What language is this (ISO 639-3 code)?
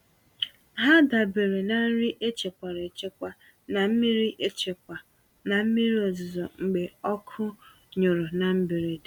ibo